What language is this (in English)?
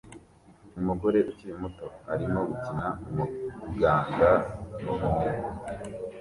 Kinyarwanda